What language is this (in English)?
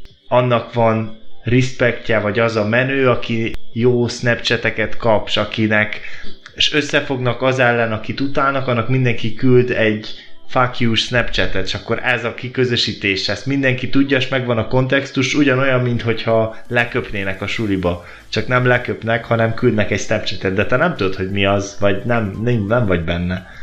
Hungarian